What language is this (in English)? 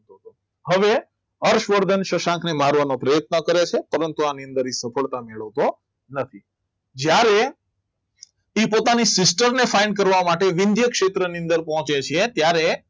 Gujarati